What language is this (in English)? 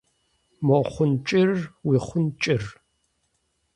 Kabardian